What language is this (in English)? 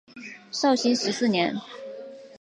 Chinese